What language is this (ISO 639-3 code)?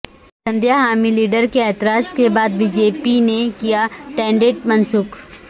urd